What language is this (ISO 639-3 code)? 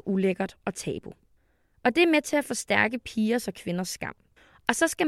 dan